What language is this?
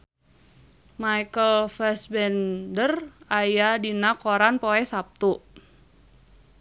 Sundanese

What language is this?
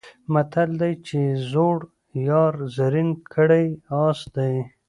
Pashto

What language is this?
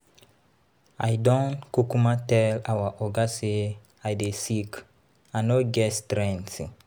Nigerian Pidgin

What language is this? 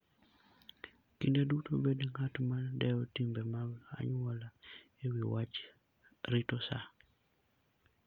Luo (Kenya and Tanzania)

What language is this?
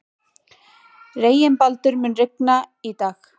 Icelandic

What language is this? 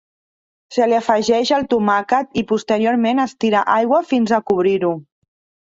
Catalan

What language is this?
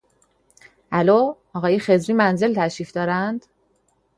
Persian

